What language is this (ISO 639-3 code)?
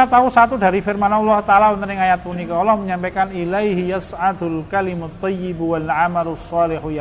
ind